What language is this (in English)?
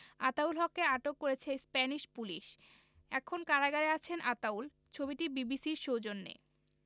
Bangla